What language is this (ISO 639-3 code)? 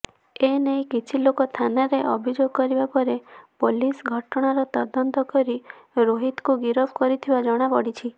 ori